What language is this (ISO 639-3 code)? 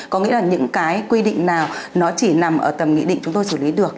vie